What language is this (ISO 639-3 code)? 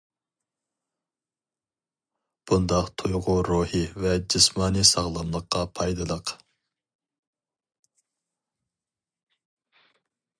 uig